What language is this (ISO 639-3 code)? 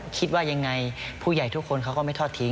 tha